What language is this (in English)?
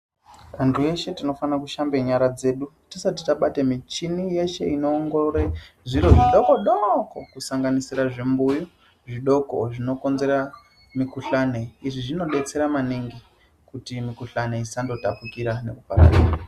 Ndau